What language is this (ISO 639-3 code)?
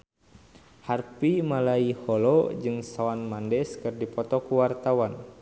sun